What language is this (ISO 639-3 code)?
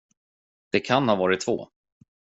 swe